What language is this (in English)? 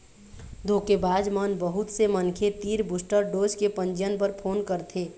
Chhattisgarhi